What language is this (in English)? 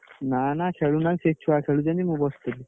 Odia